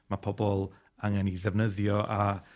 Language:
Welsh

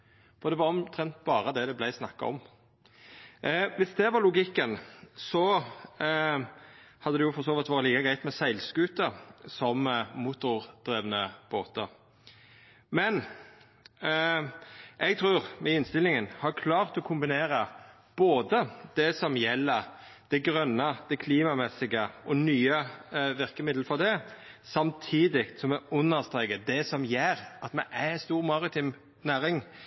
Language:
Norwegian Nynorsk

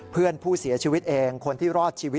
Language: Thai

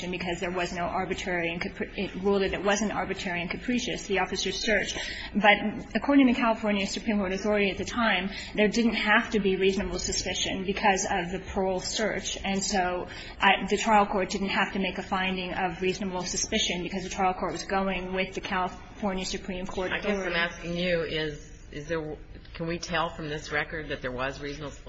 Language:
English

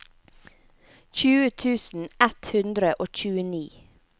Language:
Norwegian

